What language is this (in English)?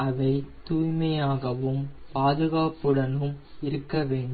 Tamil